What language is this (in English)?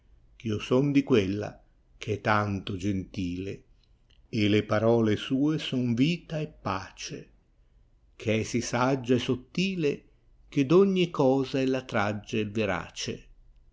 Italian